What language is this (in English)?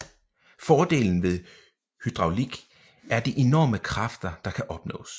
Danish